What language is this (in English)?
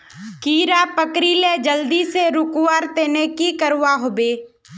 Magahi